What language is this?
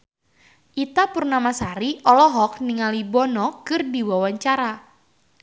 Sundanese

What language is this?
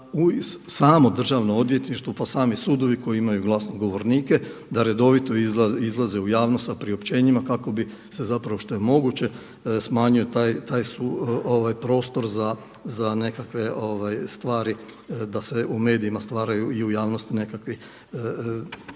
Croatian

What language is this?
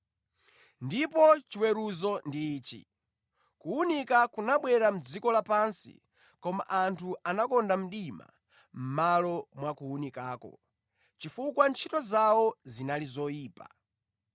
Nyanja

